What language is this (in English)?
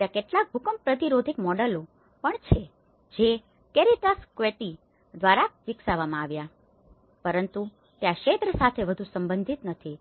Gujarati